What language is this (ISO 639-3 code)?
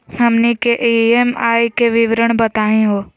mag